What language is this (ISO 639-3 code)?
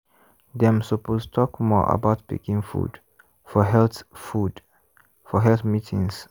pcm